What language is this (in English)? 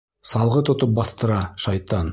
Bashkir